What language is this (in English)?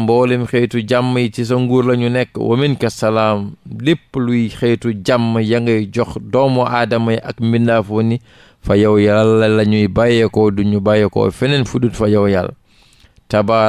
Arabic